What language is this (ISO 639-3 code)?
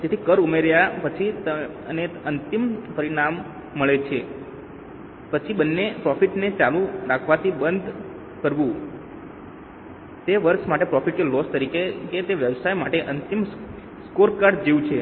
guj